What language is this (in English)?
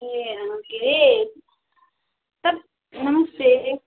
Nepali